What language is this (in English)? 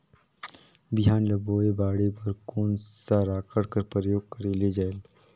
Chhattisgarhi